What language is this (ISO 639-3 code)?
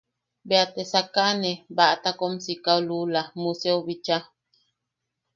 yaq